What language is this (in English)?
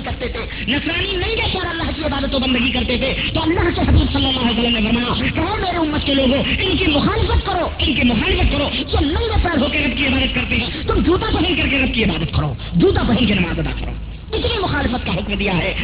Urdu